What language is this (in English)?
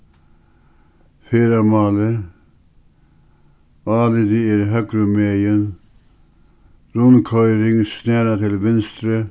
Faroese